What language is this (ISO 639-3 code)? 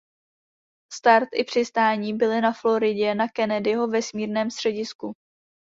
ces